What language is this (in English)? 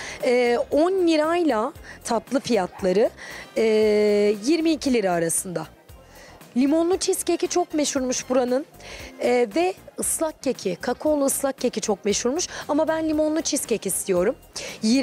Turkish